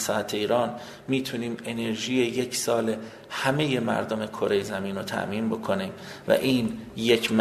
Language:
Persian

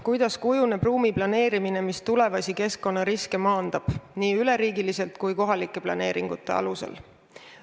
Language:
Estonian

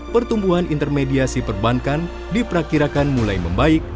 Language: Indonesian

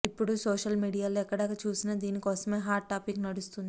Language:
Telugu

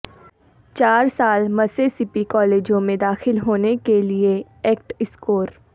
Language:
Urdu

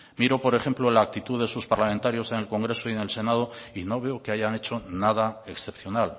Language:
Spanish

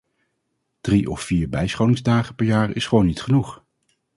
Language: Dutch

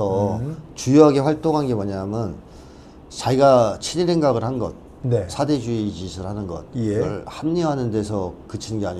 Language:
Korean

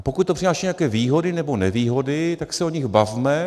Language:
Czech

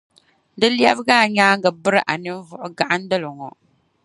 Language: Dagbani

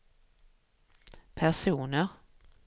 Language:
Swedish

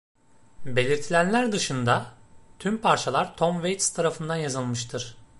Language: Turkish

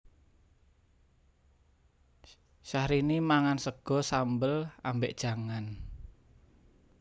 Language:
Javanese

